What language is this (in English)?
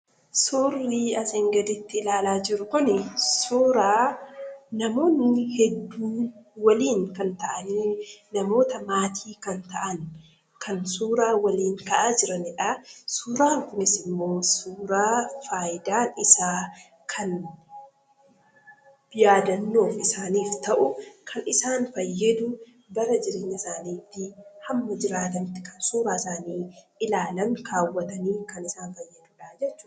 Oromo